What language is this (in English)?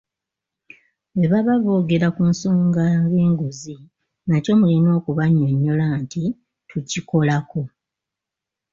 Ganda